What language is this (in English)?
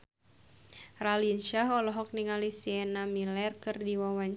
Sundanese